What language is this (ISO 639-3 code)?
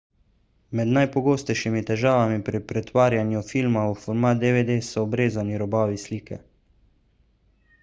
slv